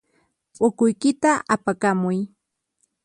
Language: Puno Quechua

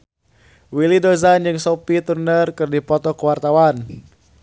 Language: Sundanese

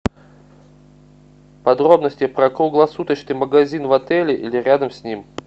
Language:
Russian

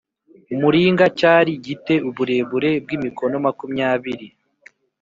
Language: Kinyarwanda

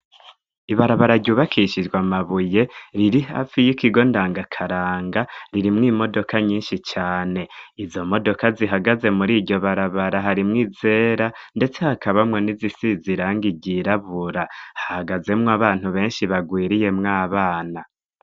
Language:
Rundi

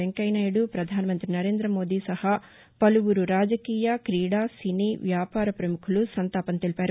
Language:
Telugu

